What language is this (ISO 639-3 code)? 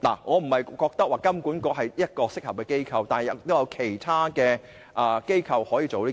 yue